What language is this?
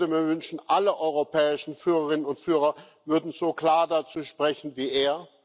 German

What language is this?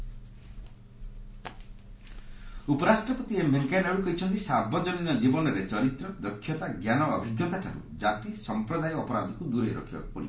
Odia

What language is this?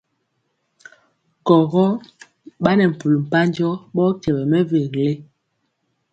Mpiemo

